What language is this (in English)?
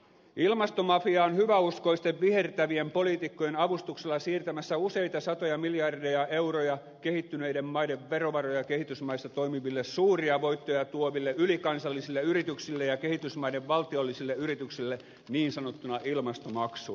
Finnish